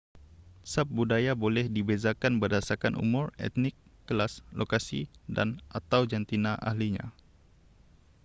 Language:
Malay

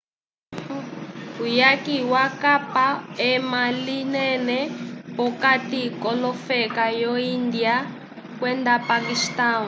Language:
Umbundu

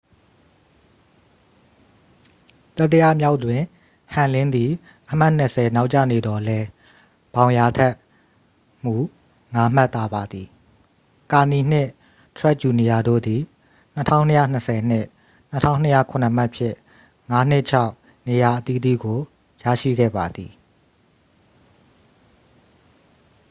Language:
Burmese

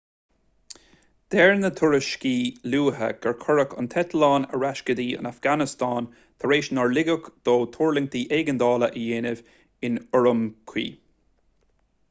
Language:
Irish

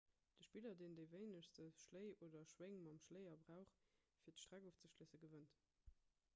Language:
Luxembourgish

